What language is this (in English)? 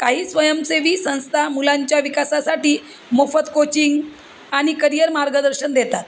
Marathi